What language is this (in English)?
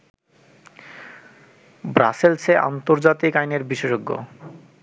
Bangla